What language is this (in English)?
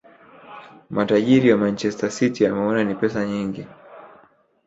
Swahili